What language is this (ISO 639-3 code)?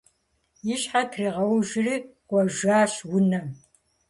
kbd